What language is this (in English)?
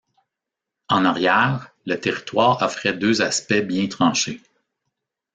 French